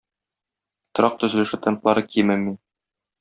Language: Tatar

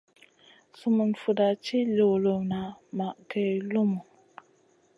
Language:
Masana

